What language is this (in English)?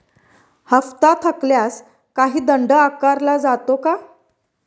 Marathi